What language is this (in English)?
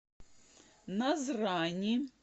Russian